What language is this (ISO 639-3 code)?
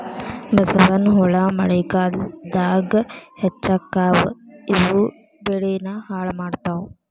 kan